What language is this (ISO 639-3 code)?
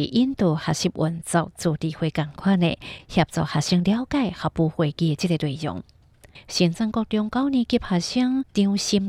zho